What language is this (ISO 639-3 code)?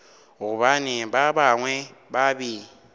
nso